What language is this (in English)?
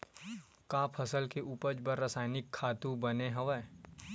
Chhattisgarhi